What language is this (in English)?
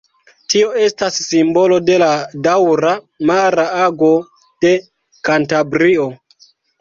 Esperanto